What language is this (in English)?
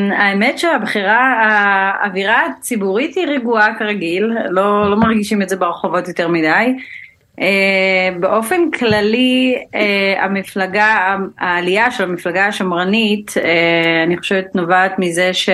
Hebrew